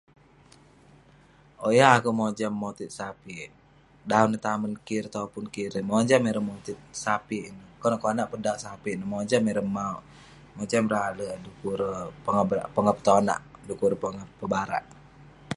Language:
Western Penan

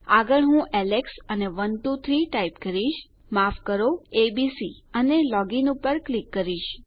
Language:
Gujarati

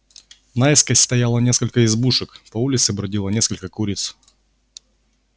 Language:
Russian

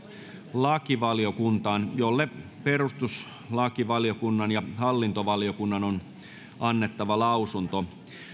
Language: Finnish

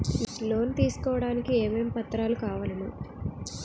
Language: Telugu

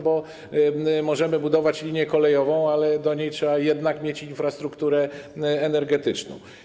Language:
Polish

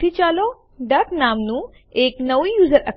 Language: Gujarati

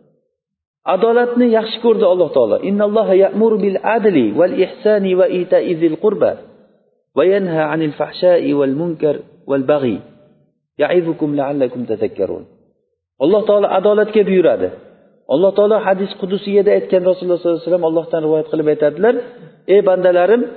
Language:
Bulgarian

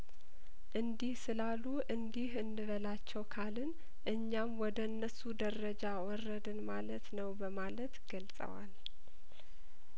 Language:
Amharic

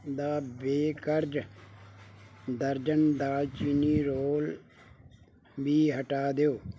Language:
Punjabi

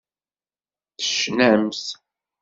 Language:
Kabyle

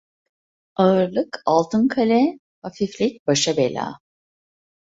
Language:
Turkish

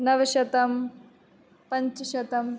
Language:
Sanskrit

